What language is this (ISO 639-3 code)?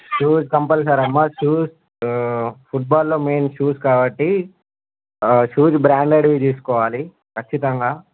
tel